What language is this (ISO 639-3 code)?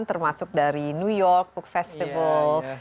ind